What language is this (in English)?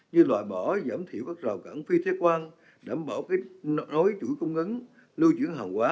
Vietnamese